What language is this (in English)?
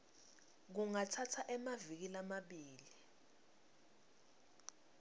Swati